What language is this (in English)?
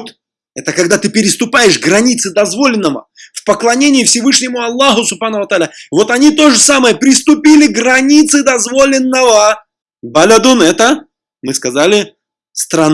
Russian